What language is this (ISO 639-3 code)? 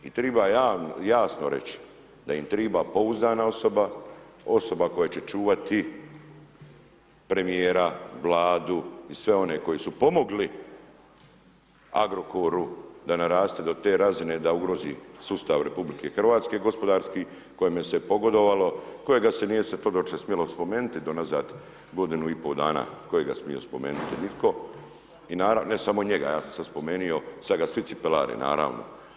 hrv